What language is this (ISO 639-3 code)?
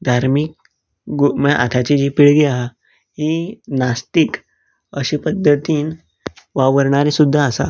kok